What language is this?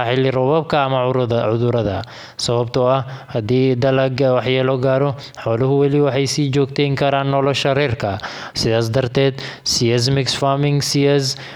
Somali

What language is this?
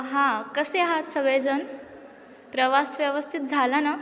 Marathi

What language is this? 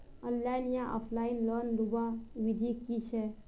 Magahi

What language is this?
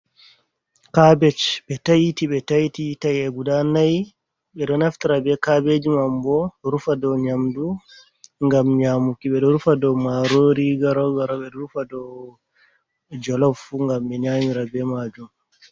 Fula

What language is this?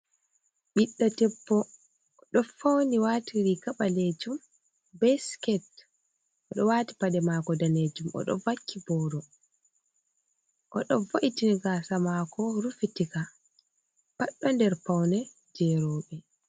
Fula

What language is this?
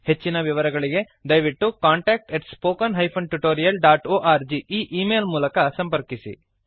Kannada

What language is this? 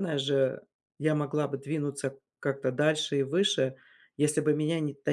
Russian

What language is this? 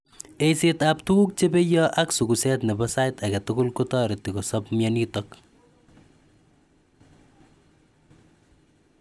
Kalenjin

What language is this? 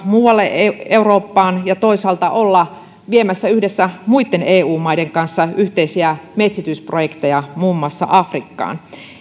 Finnish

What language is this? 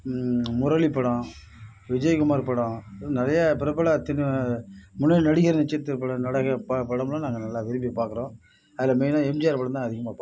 Tamil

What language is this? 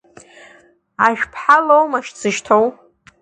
Abkhazian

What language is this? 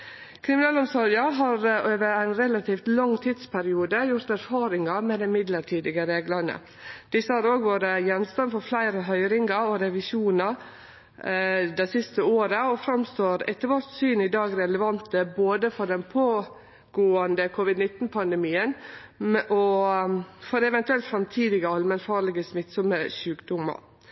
Norwegian Nynorsk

